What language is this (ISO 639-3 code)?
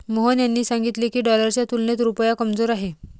mar